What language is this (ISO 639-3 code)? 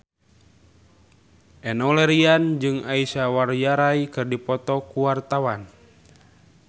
sun